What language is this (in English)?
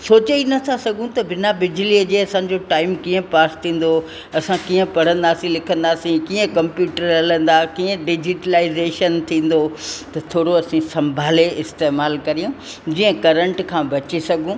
Sindhi